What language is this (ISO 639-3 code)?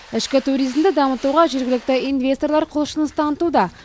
kaz